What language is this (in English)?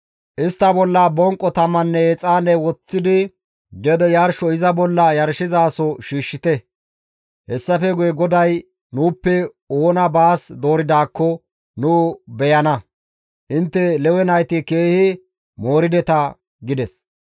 Gamo